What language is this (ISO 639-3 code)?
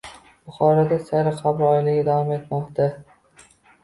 uzb